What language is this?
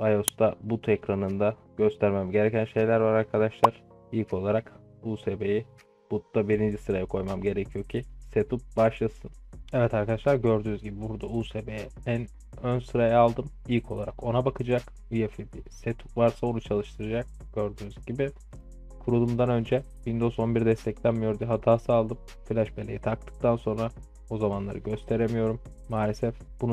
Turkish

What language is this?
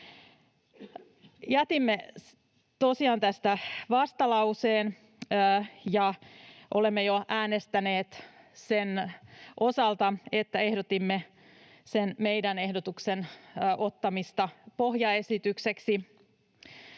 Finnish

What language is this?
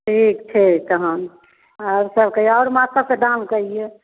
Maithili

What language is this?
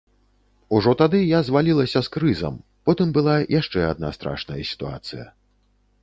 Belarusian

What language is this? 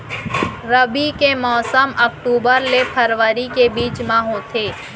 Chhattisgarhi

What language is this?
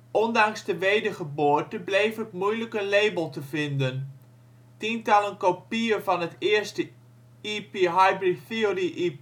Dutch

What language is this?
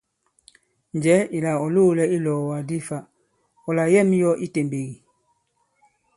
Bankon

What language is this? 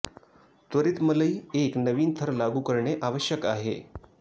Marathi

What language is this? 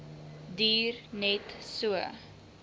Afrikaans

